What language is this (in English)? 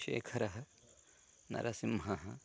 Sanskrit